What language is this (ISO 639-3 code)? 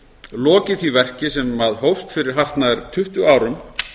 isl